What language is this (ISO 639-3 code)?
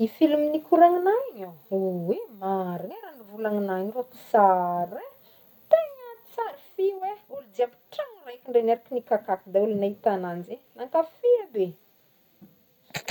bmm